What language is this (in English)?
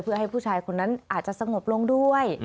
Thai